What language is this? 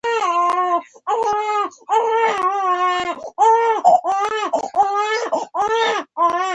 Pashto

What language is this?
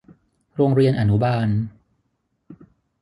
Thai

